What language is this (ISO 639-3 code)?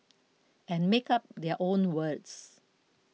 eng